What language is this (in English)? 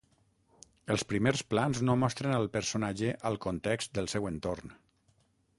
Catalan